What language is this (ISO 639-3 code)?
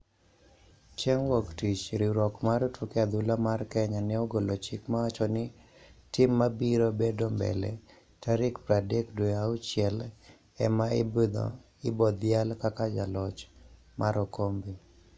luo